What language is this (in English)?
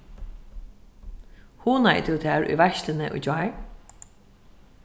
Faroese